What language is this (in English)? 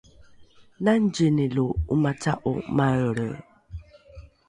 Rukai